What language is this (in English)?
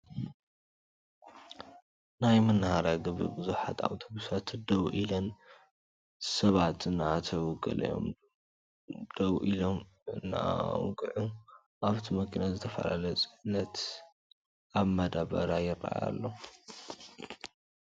Tigrinya